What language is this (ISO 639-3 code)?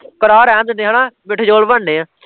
pan